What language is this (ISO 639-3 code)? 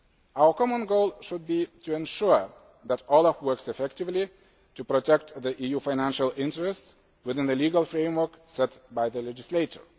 eng